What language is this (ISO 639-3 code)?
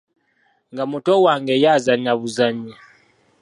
lug